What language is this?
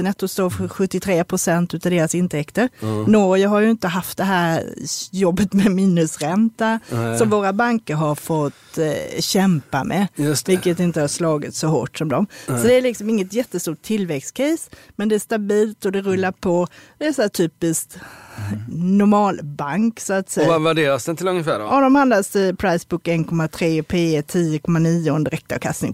Swedish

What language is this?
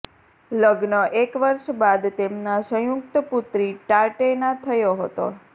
Gujarati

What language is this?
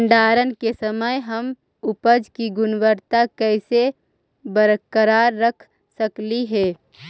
Magahi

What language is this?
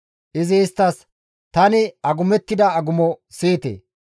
Gamo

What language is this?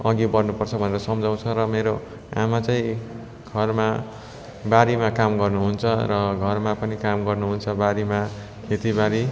Nepali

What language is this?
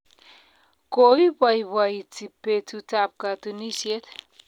Kalenjin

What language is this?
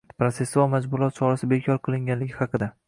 Uzbek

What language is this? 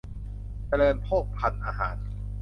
Thai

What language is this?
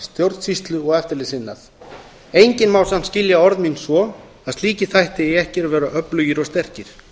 Icelandic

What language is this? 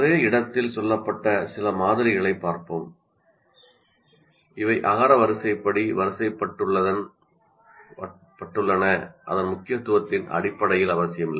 Tamil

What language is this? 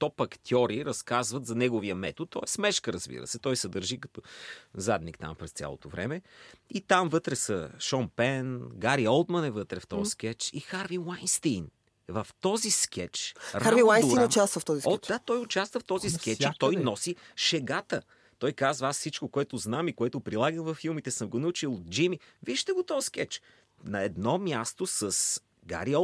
Bulgarian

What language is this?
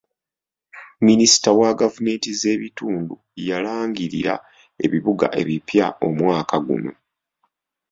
Ganda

